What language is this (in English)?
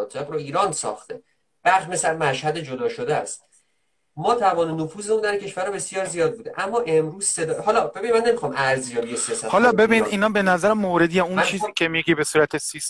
Persian